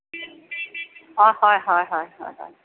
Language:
Assamese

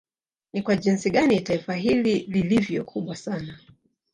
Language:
Swahili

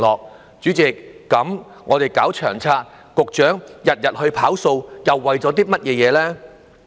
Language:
Cantonese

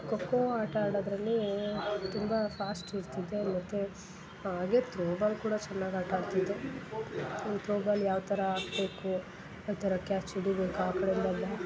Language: Kannada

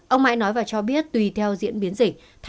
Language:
Vietnamese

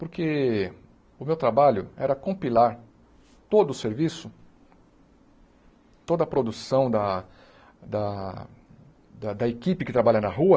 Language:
Portuguese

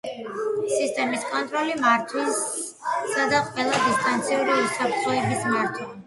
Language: Georgian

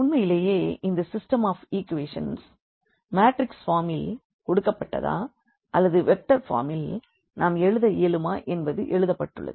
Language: Tamil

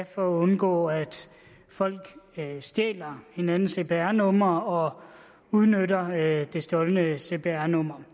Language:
Danish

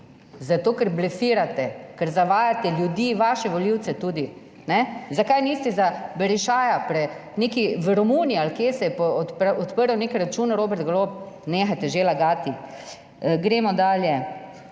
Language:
Slovenian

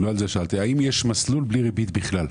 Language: Hebrew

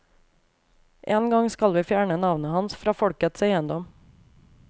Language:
Norwegian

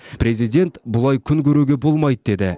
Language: Kazakh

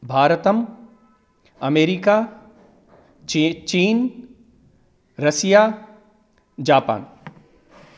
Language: Sanskrit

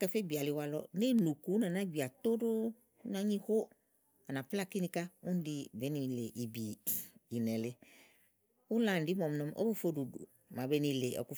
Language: Igo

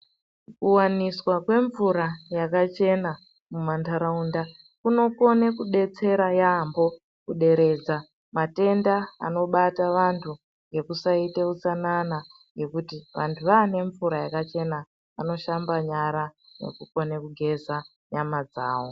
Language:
Ndau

